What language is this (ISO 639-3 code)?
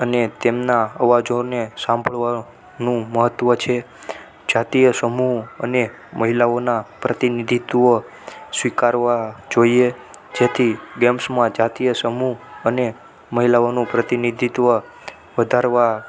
guj